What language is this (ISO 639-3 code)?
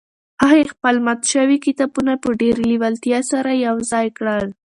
pus